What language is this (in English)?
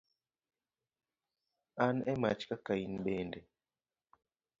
Luo (Kenya and Tanzania)